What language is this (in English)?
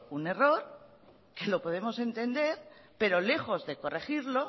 Spanish